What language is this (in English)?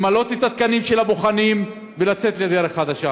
Hebrew